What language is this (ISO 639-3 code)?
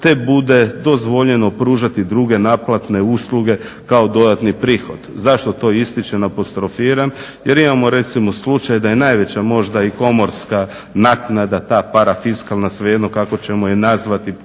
hrv